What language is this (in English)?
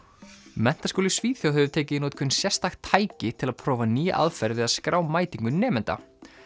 Icelandic